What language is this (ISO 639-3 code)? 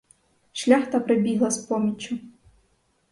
ukr